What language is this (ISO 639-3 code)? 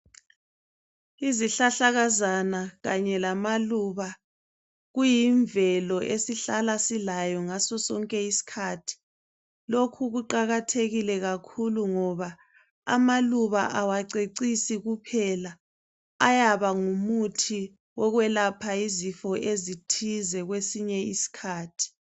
nde